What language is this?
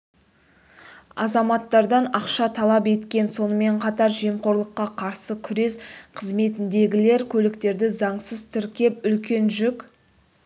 Kazakh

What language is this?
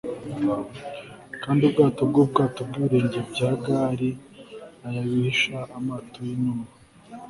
Kinyarwanda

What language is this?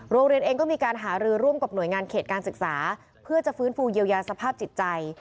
Thai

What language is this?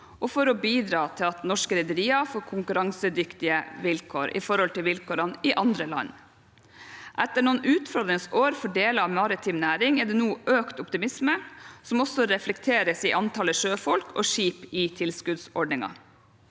Norwegian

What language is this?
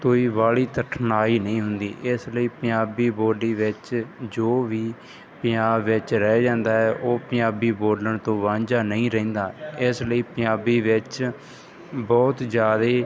Punjabi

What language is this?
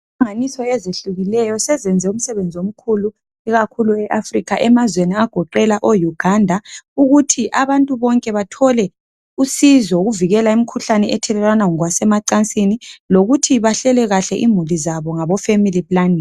North Ndebele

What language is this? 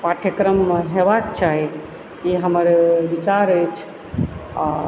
Maithili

